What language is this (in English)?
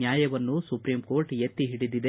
Kannada